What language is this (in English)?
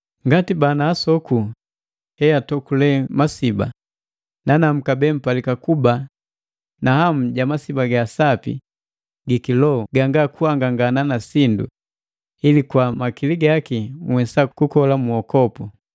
Matengo